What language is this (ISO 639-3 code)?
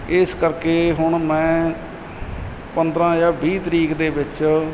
pan